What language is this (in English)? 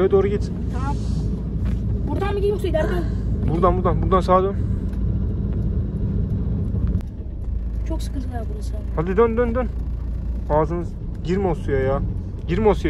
Turkish